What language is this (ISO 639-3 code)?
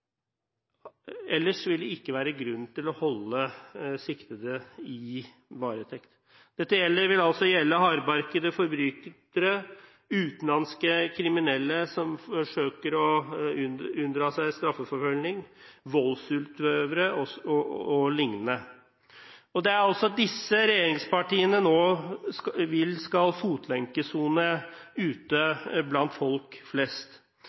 nob